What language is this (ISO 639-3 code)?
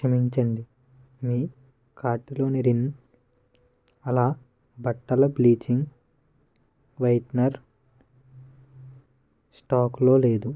tel